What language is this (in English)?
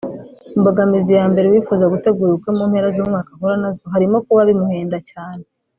Kinyarwanda